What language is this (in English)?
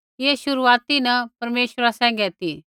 Kullu Pahari